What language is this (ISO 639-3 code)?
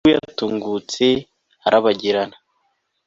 kin